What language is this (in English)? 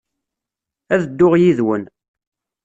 Kabyle